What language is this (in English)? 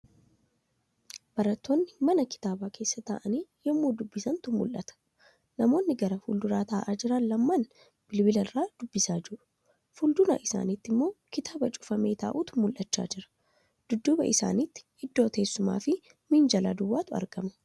Oromo